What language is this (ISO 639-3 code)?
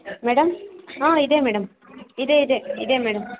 kan